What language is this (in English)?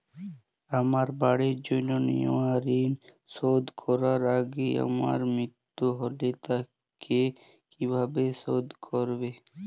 Bangla